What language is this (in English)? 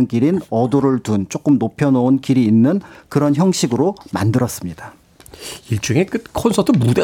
Korean